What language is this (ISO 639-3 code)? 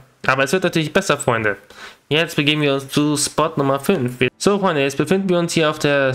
deu